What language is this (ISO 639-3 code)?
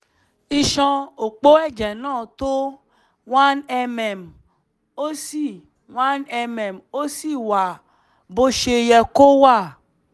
yor